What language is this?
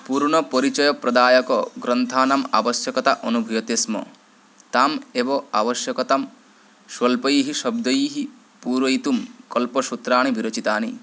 Sanskrit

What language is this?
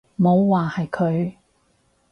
Cantonese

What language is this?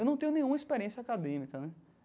Portuguese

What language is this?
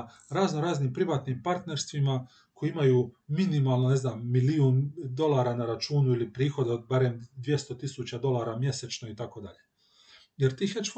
Croatian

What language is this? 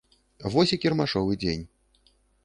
Belarusian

